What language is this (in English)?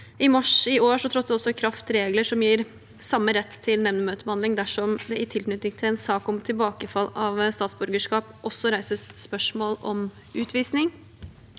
Norwegian